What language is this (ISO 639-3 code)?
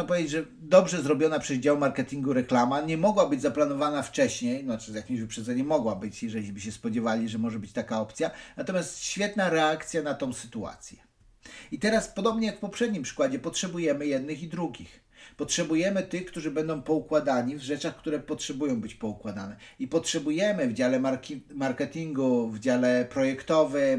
pol